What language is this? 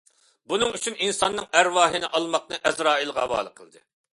Uyghur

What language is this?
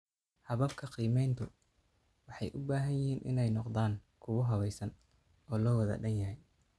Somali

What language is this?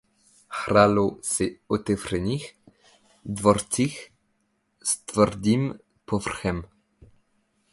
Czech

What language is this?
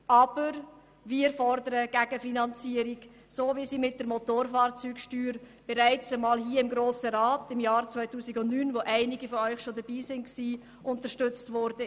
Swiss German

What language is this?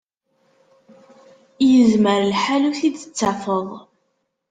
Kabyle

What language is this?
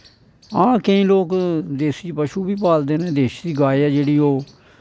Dogri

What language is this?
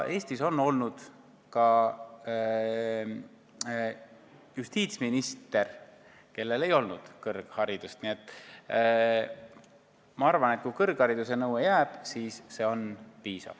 Estonian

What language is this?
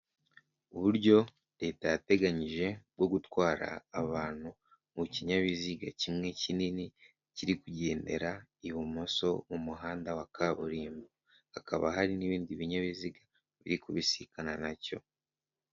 Kinyarwanda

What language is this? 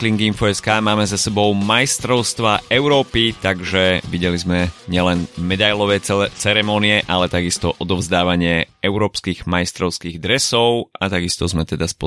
Slovak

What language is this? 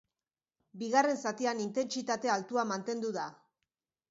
Basque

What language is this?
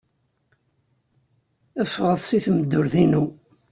Kabyle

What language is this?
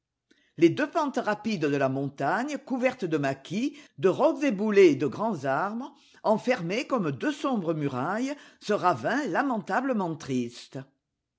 French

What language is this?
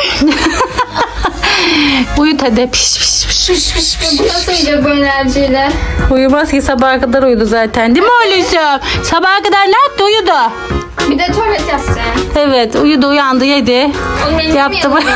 Turkish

